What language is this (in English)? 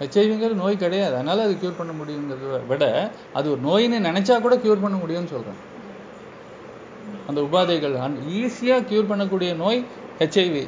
Tamil